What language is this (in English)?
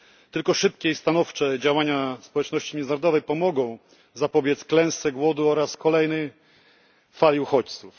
Polish